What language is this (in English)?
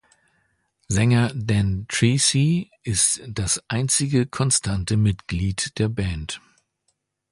German